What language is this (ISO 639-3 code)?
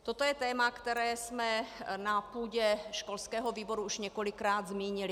ces